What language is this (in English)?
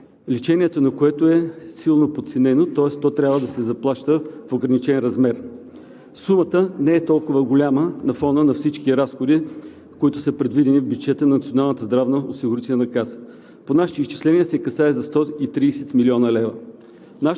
Bulgarian